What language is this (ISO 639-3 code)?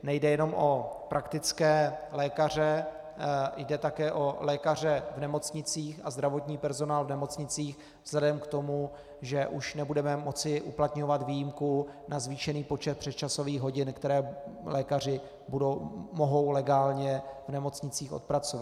ces